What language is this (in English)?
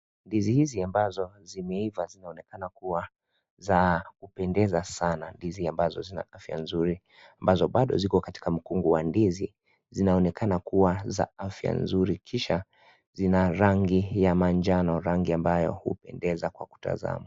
Swahili